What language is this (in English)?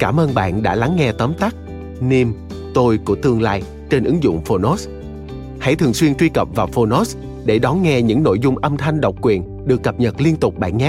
Vietnamese